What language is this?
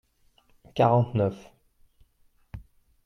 French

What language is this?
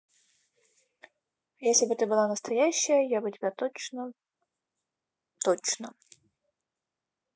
Russian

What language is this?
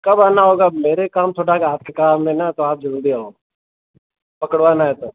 Hindi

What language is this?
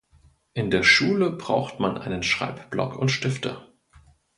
German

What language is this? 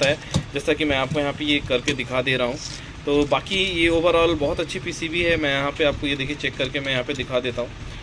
Hindi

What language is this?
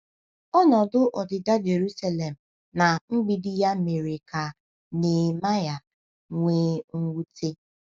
Igbo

